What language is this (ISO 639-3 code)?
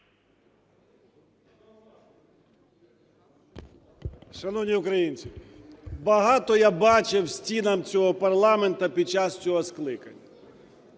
ukr